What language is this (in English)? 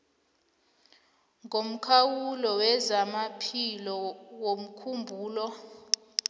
South Ndebele